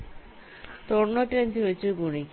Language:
Malayalam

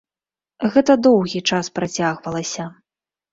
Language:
Belarusian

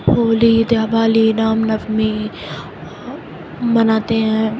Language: Urdu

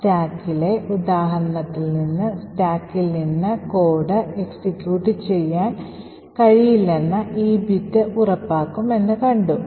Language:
Malayalam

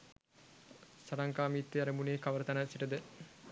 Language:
Sinhala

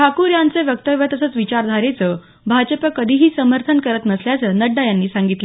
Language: Marathi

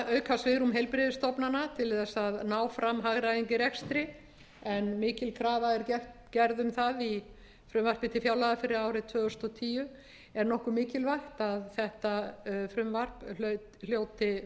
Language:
Icelandic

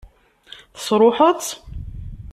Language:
Kabyle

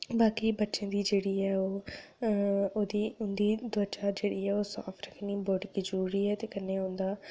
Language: Dogri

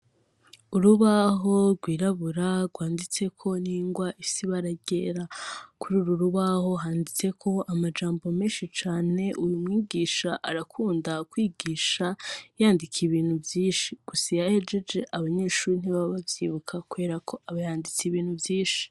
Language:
Rundi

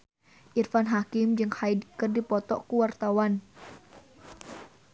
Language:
Sundanese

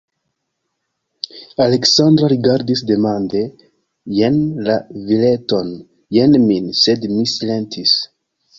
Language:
Esperanto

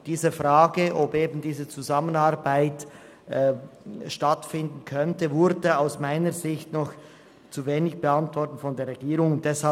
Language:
Swiss German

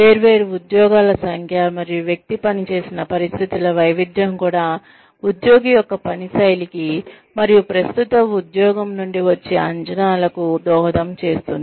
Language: Telugu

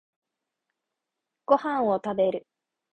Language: Japanese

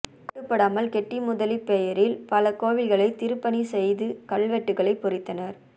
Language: Tamil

